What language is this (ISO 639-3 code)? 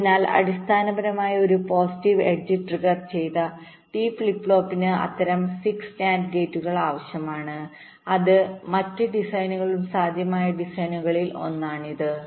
mal